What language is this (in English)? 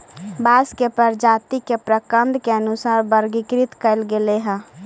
Magahi